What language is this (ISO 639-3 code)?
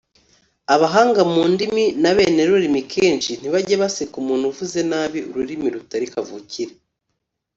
kin